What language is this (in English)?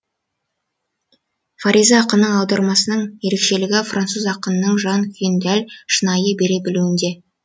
Kazakh